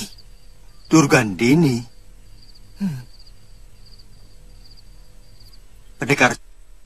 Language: Indonesian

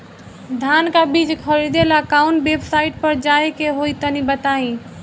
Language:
Bhojpuri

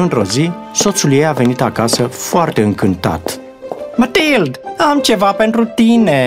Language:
Romanian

